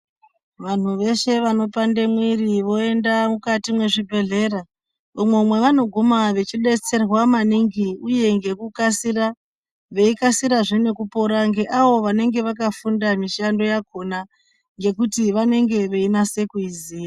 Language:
Ndau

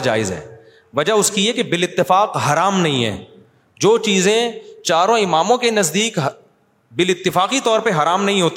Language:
Urdu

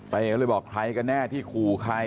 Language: Thai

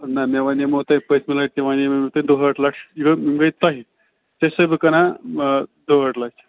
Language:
Kashmiri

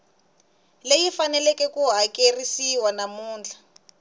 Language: Tsonga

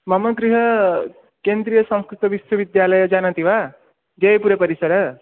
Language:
Sanskrit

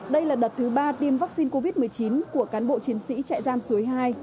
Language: Vietnamese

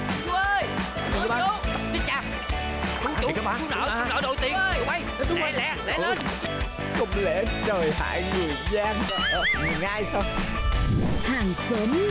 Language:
Vietnamese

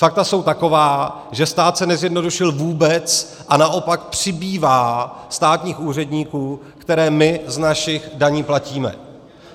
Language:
Czech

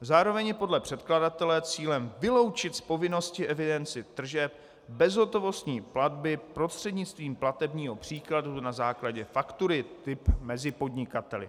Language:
Czech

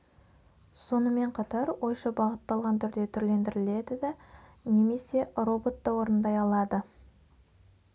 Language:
Kazakh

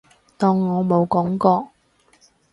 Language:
Cantonese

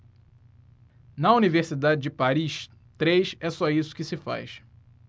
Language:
Portuguese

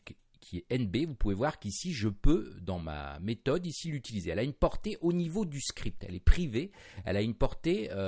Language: French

